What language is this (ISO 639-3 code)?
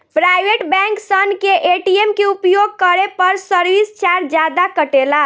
bho